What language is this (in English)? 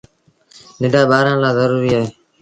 Sindhi Bhil